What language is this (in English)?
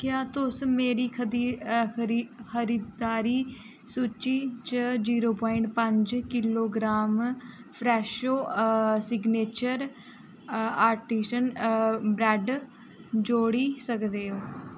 Dogri